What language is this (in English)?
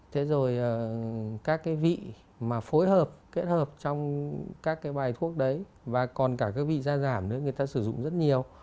Vietnamese